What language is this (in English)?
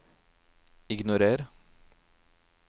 Norwegian